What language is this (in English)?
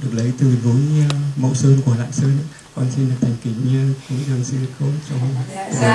Vietnamese